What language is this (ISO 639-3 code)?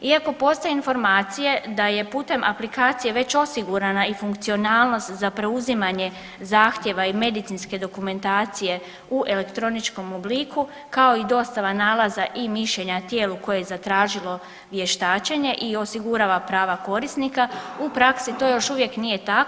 hrv